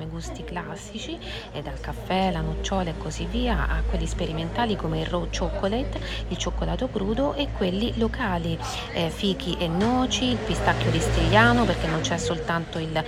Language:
Italian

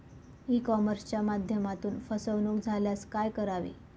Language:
Marathi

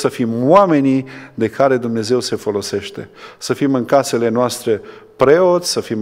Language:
Romanian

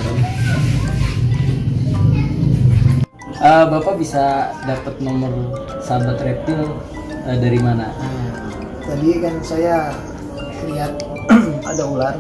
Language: Indonesian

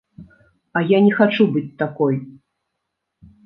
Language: Belarusian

